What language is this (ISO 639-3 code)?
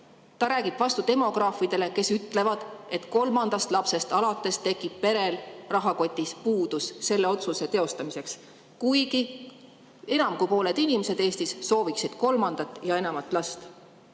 est